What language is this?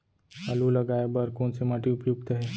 Chhattisgarhi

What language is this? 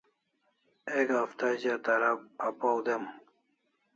Kalasha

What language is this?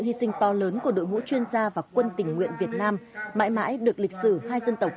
Vietnamese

